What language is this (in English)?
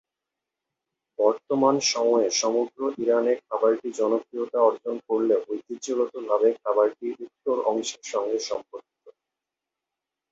Bangla